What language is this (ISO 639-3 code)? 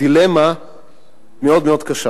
heb